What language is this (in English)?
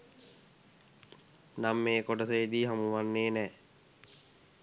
Sinhala